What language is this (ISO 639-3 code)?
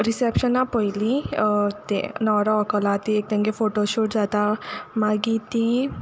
kok